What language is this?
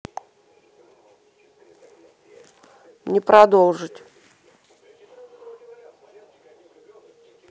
Russian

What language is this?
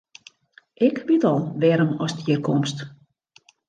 Western Frisian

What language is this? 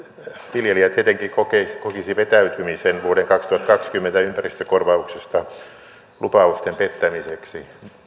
Finnish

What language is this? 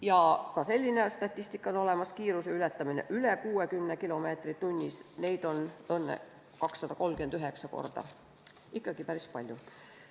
Estonian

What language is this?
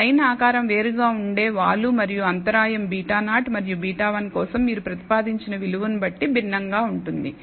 Telugu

